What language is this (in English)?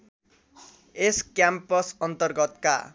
Nepali